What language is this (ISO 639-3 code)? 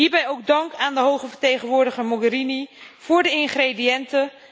nld